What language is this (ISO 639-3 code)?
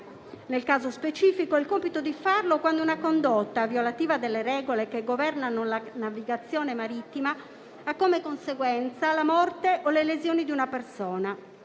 ita